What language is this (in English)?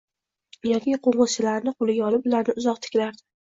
Uzbek